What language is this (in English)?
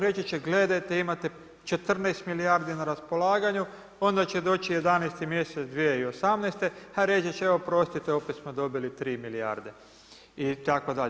Croatian